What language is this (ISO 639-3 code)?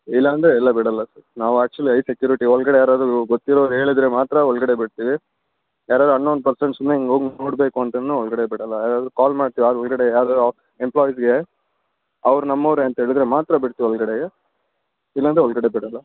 kan